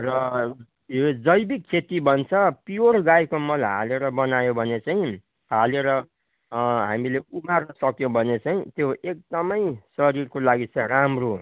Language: Nepali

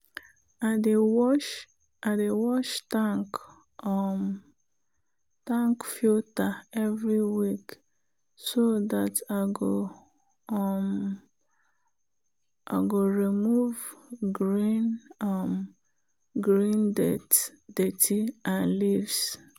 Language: Nigerian Pidgin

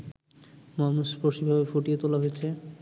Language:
Bangla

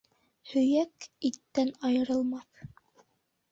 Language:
Bashkir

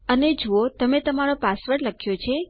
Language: Gujarati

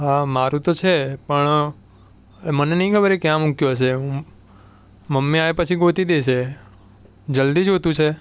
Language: Gujarati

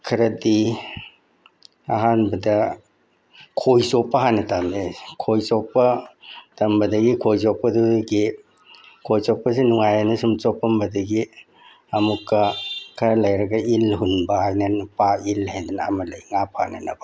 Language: Manipuri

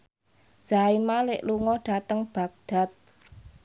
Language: Javanese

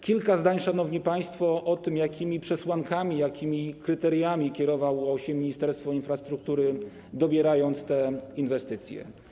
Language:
Polish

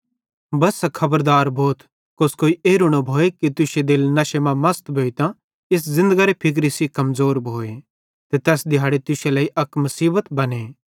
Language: Bhadrawahi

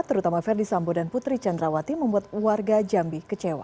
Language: Indonesian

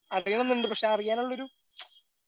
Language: Malayalam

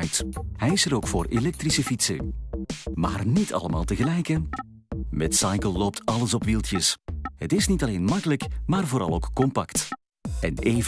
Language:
Dutch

